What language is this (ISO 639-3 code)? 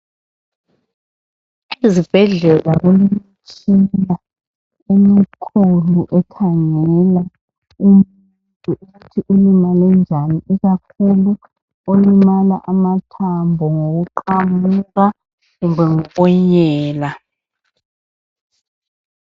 nde